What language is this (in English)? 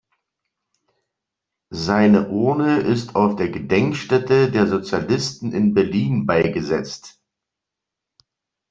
German